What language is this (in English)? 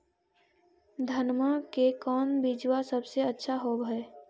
Magahi